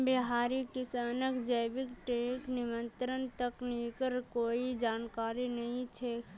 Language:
Magahi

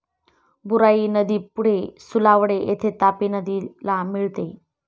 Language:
Marathi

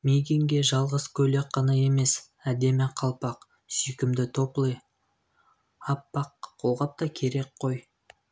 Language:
Kazakh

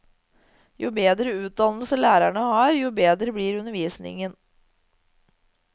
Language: Norwegian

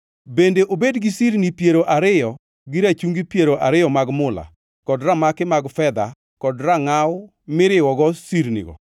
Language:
Luo (Kenya and Tanzania)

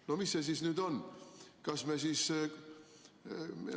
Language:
Estonian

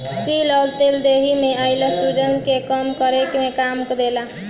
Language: Bhojpuri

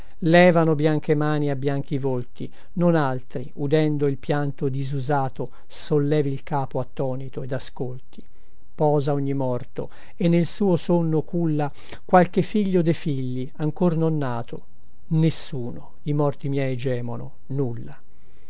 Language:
Italian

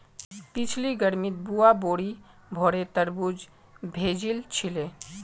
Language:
Magahi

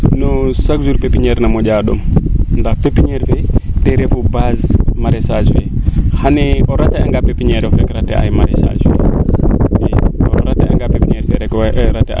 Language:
Serer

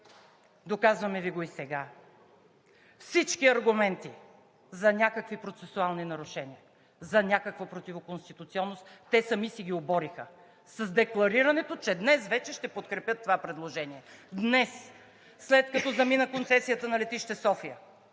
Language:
Bulgarian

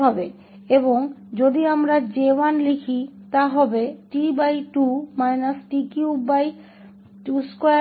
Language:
Hindi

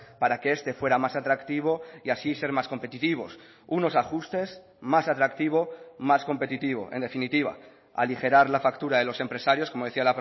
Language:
Spanish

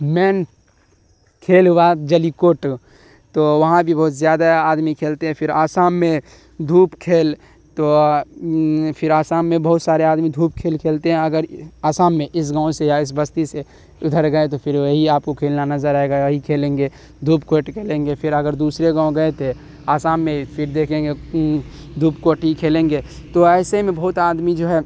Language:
Urdu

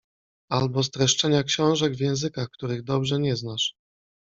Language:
Polish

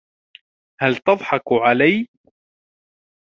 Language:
Arabic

